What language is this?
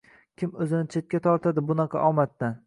Uzbek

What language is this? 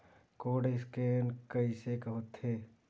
Chhattisgarhi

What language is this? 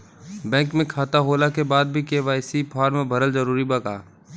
Bhojpuri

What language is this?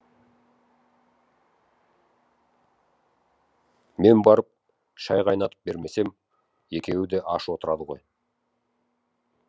Kazakh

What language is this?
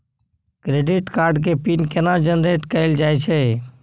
Maithili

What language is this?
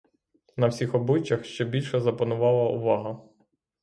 Ukrainian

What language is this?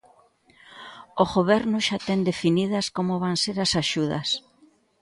Galician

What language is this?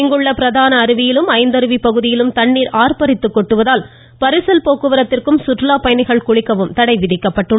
Tamil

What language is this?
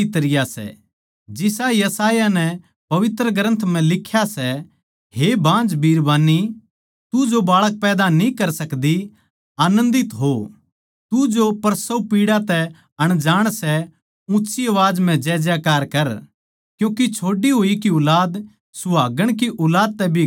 Haryanvi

